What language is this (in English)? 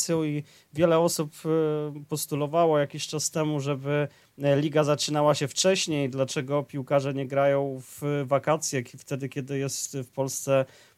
Polish